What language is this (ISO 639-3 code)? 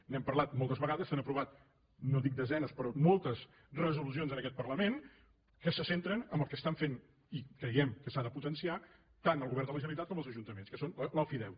cat